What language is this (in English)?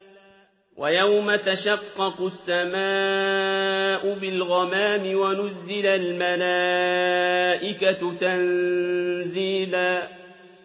Arabic